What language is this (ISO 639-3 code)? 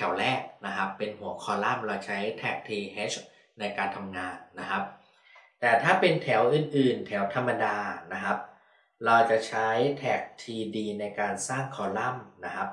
tha